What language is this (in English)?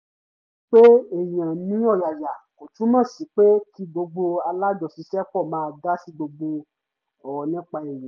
Yoruba